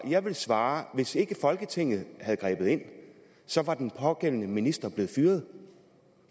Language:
Danish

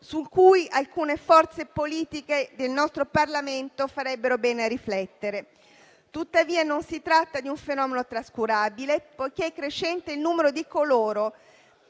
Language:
Italian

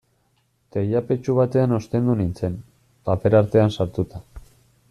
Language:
Basque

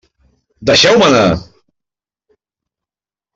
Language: Catalan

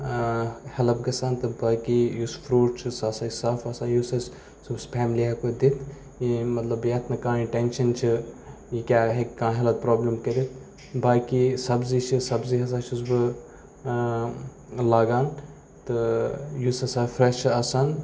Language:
Kashmiri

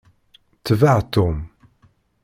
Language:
Kabyle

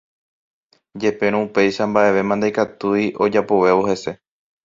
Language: Guarani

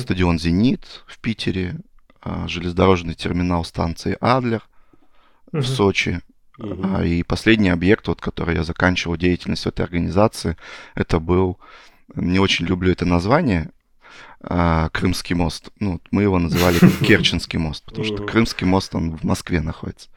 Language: Russian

